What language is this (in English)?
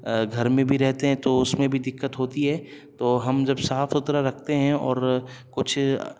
Urdu